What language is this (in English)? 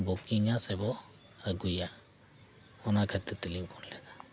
Santali